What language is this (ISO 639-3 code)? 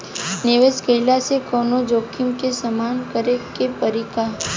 bho